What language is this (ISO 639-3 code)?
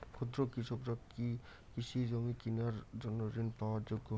ben